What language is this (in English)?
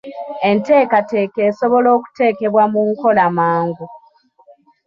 Ganda